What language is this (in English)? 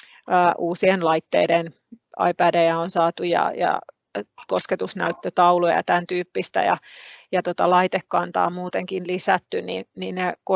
Finnish